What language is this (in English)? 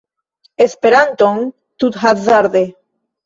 Esperanto